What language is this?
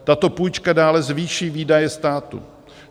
Czech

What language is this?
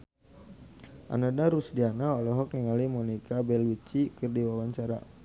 Sundanese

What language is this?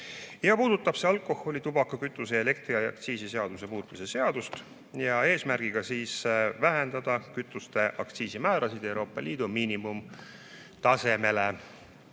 Estonian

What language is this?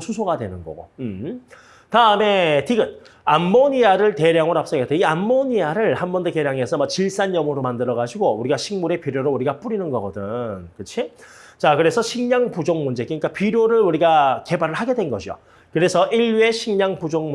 Korean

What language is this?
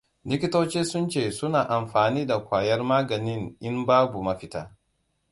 Hausa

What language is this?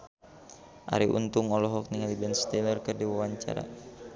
Sundanese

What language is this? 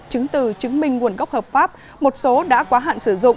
Vietnamese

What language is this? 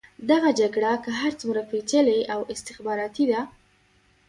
Pashto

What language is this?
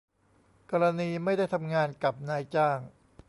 Thai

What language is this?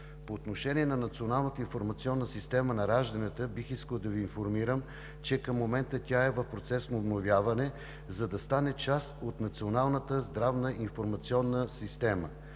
Bulgarian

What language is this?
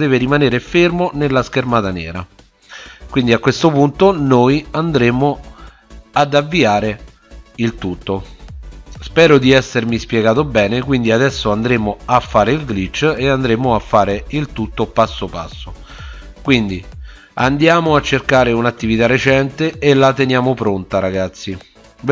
Italian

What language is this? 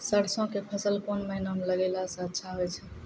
Maithili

